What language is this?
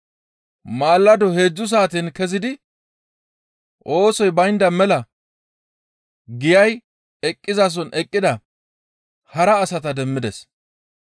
Gamo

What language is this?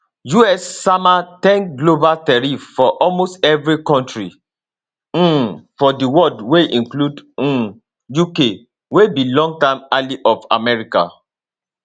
Nigerian Pidgin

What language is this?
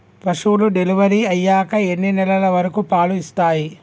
Telugu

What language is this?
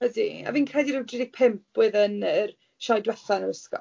Welsh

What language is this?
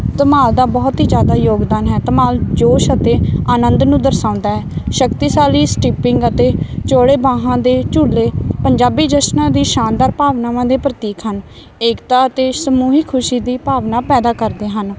Punjabi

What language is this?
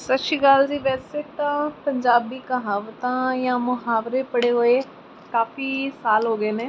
Punjabi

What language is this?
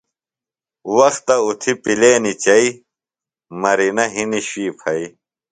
Phalura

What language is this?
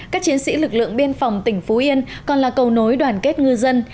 Vietnamese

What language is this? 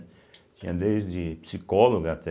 Portuguese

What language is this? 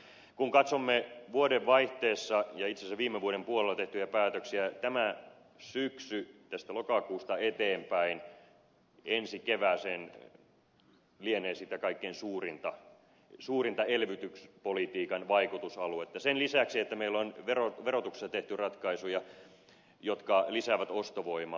Finnish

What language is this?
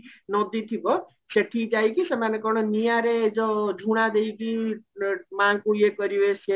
Odia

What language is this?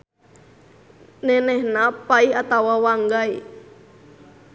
Sundanese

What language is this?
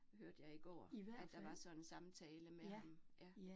Danish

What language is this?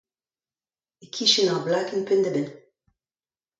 Breton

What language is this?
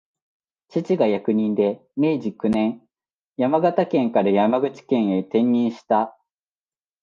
Japanese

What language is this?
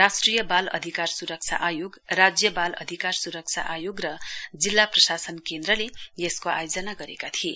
Nepali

